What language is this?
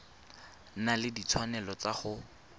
Tswana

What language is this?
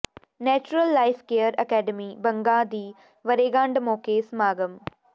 Punjabi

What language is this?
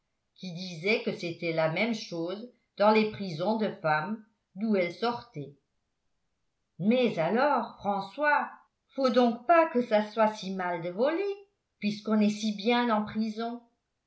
French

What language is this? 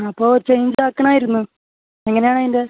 Malayalam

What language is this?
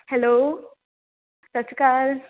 Punjabi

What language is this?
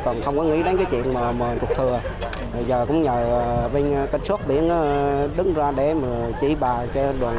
Vietnamese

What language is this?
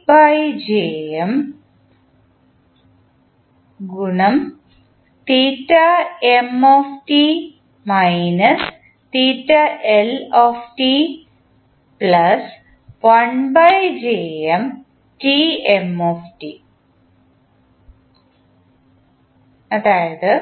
Malayalam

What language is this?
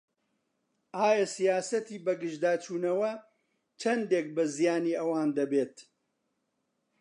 Central Kurdish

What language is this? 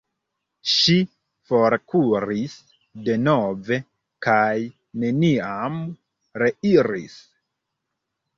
Esperanto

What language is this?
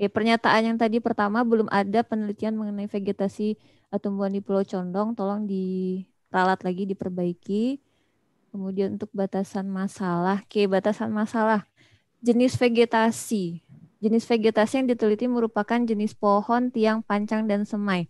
Indonesian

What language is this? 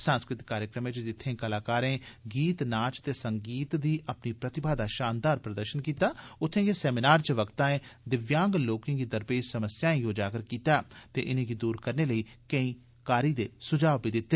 Dogri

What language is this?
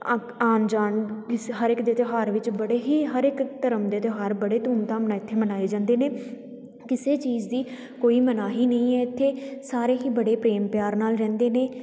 Punjabi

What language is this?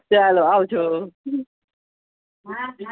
Gujarati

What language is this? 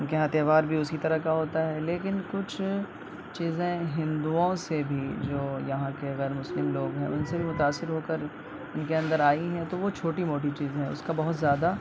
Urdu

